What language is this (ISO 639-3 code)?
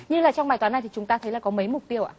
vie